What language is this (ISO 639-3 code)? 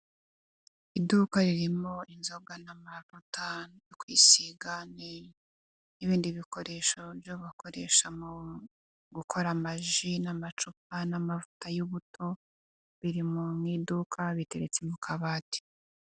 kin